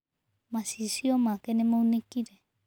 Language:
Kikuyu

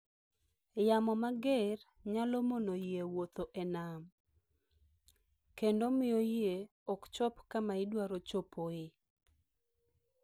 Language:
Luo (Kenya and Tanzania)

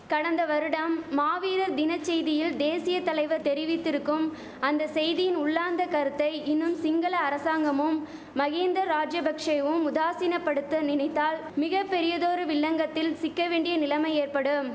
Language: Tamil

